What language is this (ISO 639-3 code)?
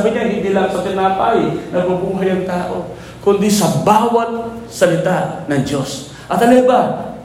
fil